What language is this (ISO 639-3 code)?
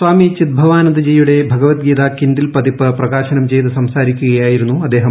mal